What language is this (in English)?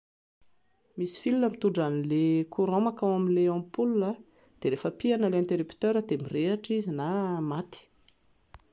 Malagasy